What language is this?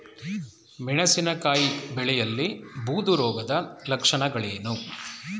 Kannada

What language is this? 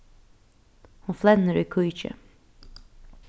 Faroese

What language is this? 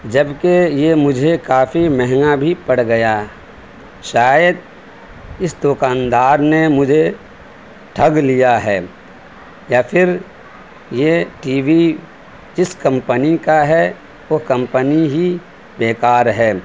Urdu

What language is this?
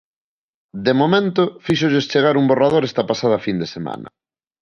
Galician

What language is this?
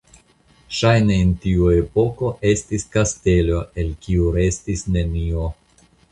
Esperanto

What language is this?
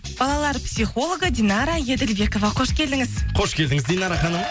Kazakh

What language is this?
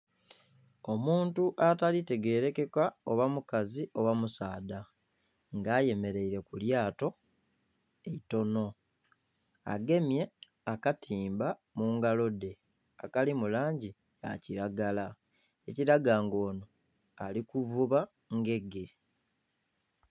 Soga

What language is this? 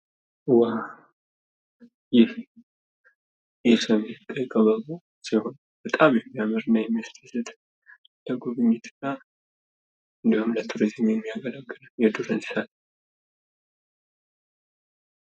Amharic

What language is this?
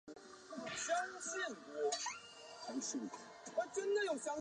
Chinese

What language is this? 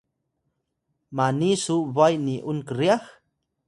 Atayal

